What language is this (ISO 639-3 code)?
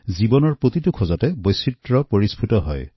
asm